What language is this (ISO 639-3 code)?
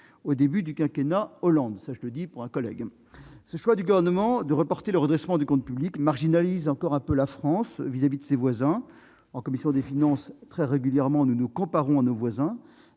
fra